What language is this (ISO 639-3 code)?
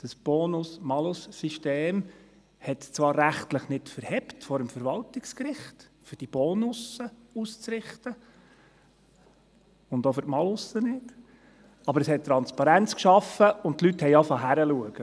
gsw